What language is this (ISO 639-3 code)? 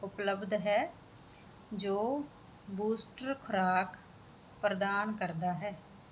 pan